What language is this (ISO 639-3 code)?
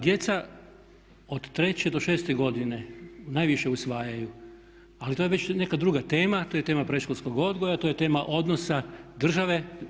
hrv